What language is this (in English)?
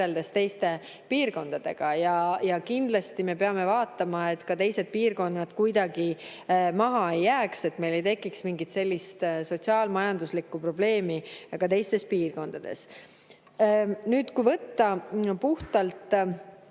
Estonian